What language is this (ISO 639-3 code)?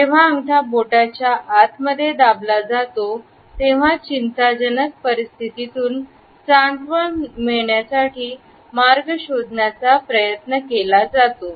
mar